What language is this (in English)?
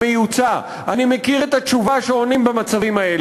Hebrew